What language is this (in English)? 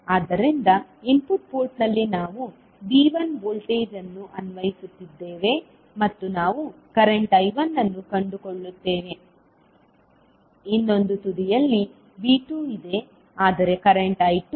Kannada